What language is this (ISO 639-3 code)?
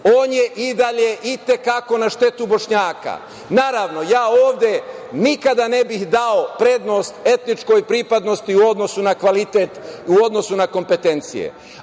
srp